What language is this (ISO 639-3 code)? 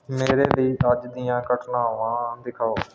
pan